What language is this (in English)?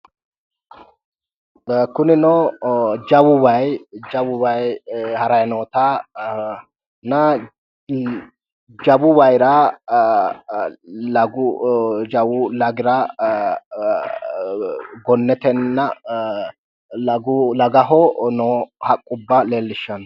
Sidamo